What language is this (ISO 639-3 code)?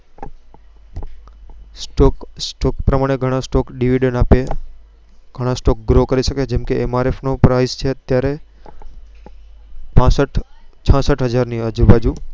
guj